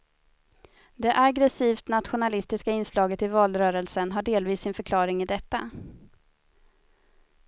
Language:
Swedish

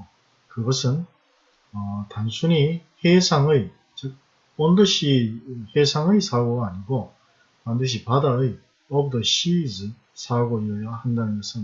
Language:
Korean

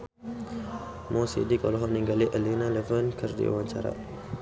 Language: Sundanese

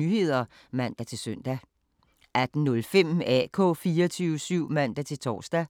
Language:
Danish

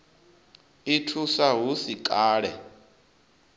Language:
Venda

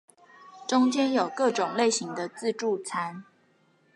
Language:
Chinese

